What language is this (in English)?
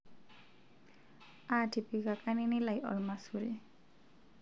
Masai